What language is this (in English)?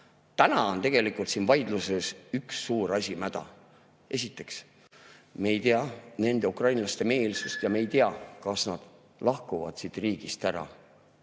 Estonian